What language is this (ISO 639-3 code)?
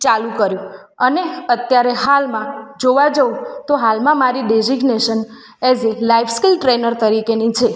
guj